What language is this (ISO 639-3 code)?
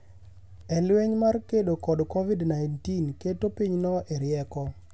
luo